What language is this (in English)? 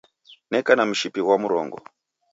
Taita